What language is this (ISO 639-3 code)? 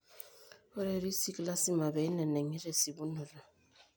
mas